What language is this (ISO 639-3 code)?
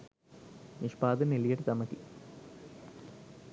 sin